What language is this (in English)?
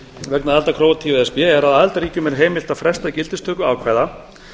Icelandic